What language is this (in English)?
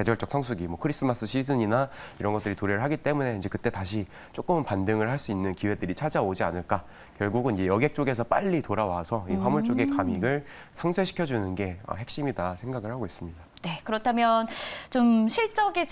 Korean